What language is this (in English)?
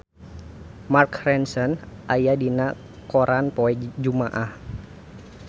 Sundanese